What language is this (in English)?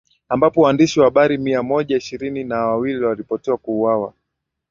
Swahili